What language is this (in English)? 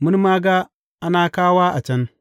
Hausa